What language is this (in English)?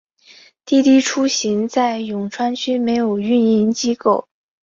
Chinese